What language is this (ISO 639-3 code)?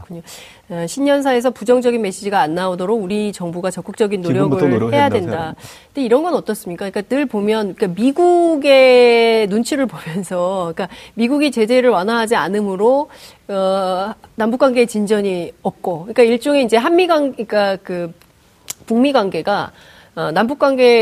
kor